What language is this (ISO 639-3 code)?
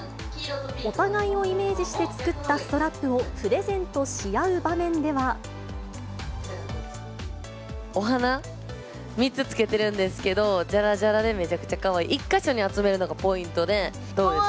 jpn